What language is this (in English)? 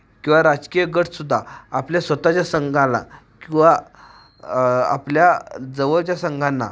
Marathi